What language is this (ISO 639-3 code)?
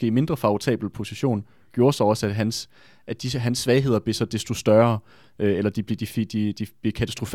dan